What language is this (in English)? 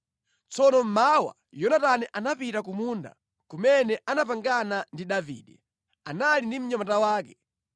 Nyanja